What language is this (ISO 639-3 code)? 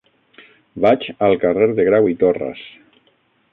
cat